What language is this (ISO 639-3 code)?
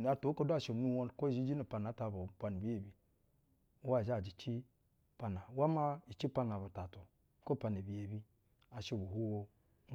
bzw